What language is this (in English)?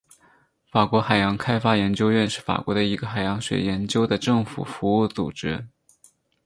Chinese